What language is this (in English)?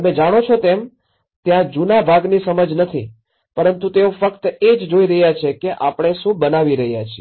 Gujarati